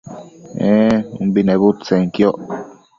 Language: Matsés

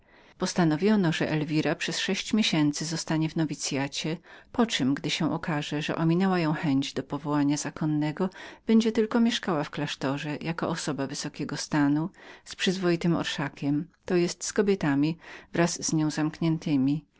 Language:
Polish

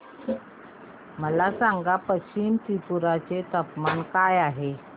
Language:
Marathi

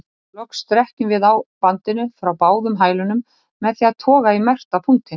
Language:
Icelandic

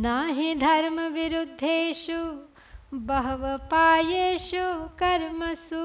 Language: Hindi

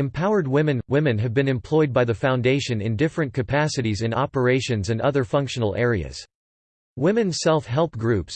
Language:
English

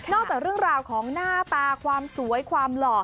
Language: Thai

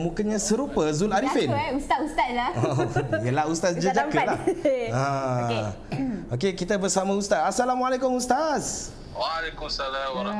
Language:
Malay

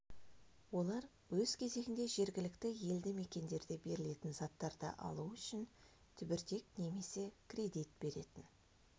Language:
Kazakh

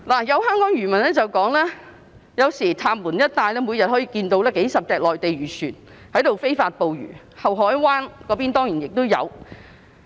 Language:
Cantonese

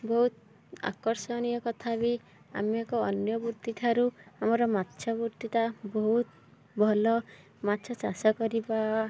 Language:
Odia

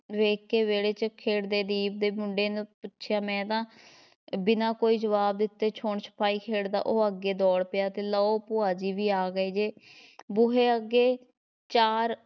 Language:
Punjabi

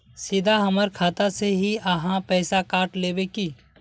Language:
Magahi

